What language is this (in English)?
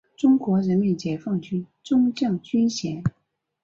Chinese